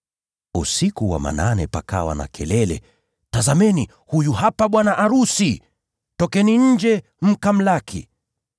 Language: Swahili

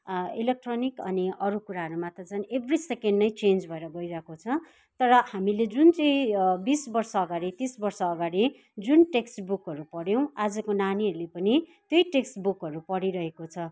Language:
Nepali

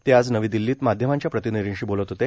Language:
Marathi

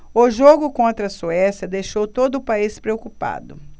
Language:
Portuguese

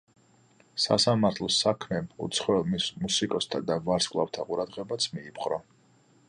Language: Georgian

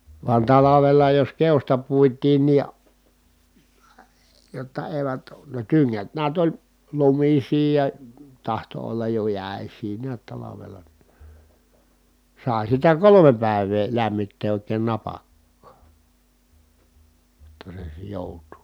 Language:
Finnish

